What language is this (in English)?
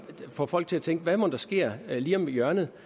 Danish